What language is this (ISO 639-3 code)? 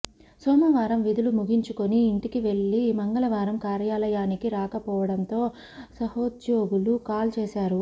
tel